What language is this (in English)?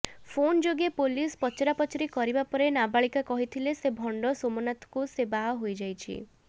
Odia